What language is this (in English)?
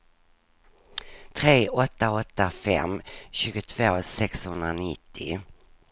Swedish